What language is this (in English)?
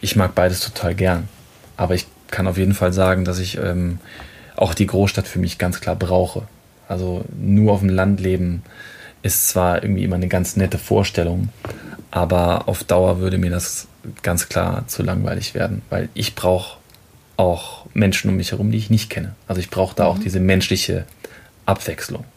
German